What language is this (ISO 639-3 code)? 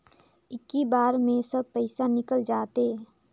hne